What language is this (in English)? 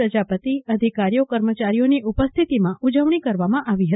Gujarati